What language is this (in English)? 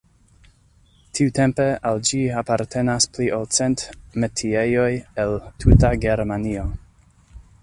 Esperanto